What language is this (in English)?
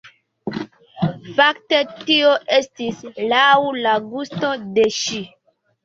Esperanto